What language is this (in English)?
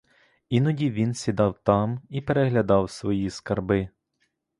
Ukrainian